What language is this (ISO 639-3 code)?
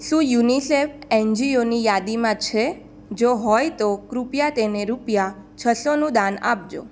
guj